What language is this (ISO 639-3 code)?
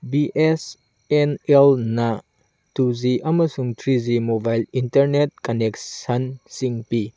mni